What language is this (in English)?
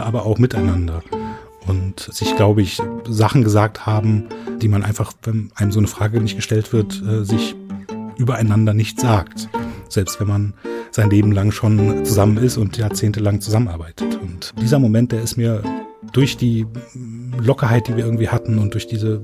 German